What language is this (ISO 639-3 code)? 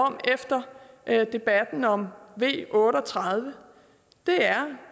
dan